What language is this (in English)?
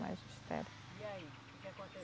Portuguese